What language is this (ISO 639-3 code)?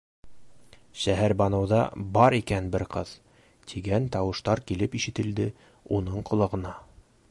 bak